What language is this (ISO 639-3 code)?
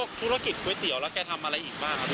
tha